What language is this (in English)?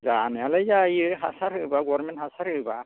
Bodo